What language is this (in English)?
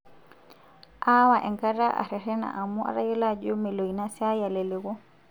Masai